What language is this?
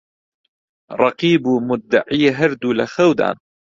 Central Kurdish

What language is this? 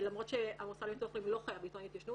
Hebrew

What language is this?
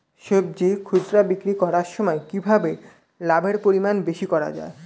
Bangla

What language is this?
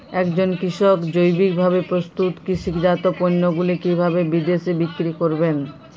Bangla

